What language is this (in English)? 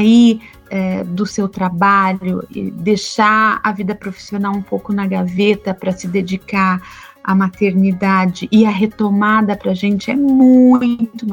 Portuguese